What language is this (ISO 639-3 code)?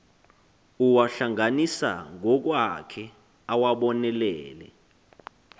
xho